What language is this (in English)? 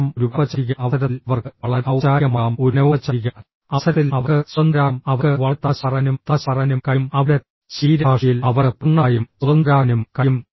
Malayalam